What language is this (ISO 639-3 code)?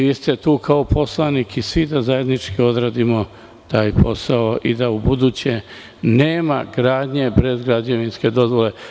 srp